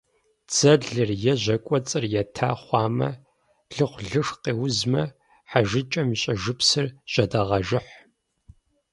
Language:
Kabardian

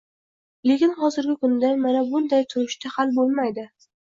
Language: Uzbek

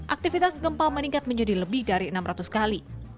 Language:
Indonesian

